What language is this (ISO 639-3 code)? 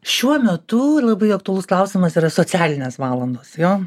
lit